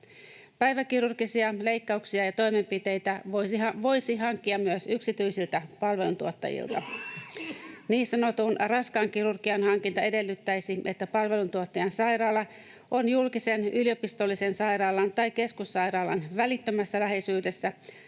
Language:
Finnish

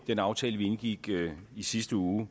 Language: Danish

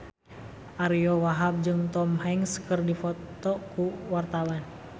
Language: Sundanese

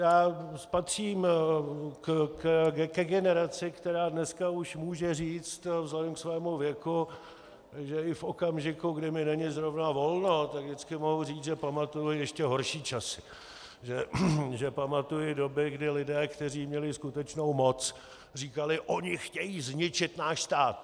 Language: Czech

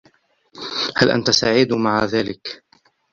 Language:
Arabic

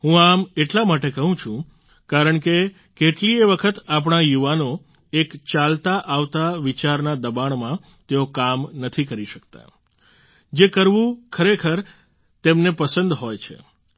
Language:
Gujarati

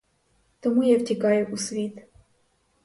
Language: Ukrainian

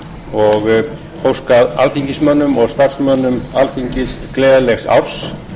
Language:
Icelandic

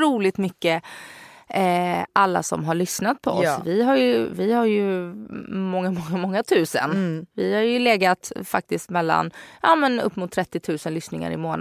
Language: Swedish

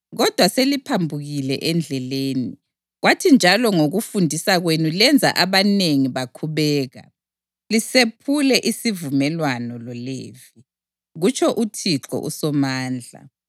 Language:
North Ndebele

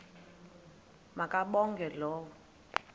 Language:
Xhosa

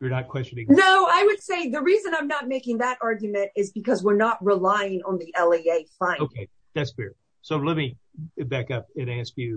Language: English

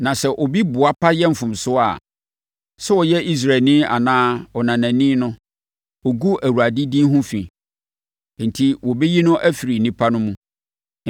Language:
Akan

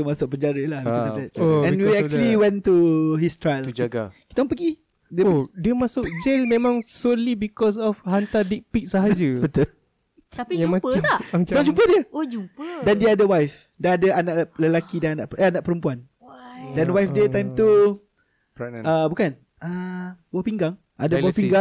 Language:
Malay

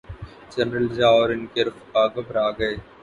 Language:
Urdu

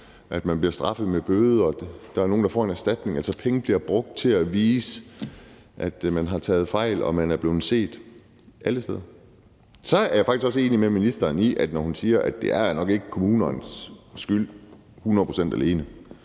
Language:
Danish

